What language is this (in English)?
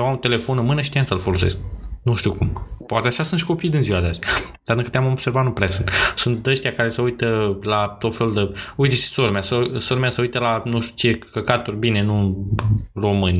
Romanian